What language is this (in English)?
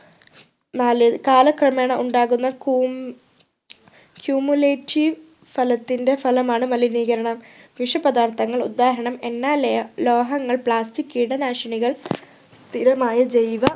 Malayalam